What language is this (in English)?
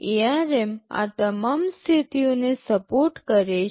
Gujarati